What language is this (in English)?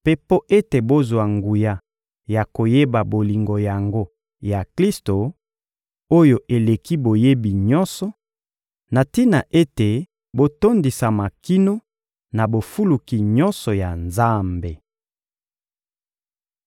Lingala